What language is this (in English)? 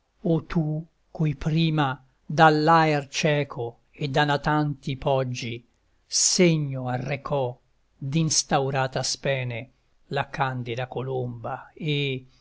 Italian